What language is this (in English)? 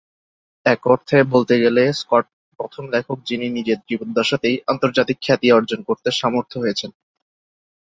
Bangla